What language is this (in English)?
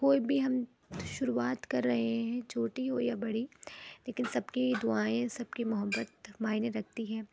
Urdu